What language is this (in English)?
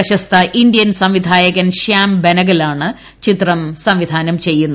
Malayalam